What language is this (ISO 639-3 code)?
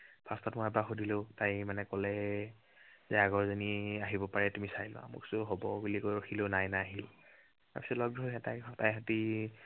asm